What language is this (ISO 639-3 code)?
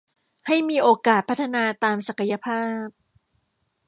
tha